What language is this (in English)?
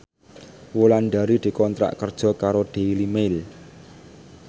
Javanese